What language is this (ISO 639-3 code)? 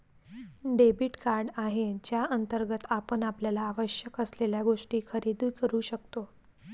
mar